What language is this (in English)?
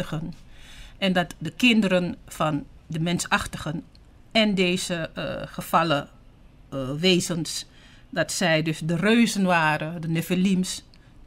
Dutch